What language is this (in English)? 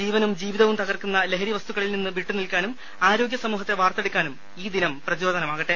Malayalam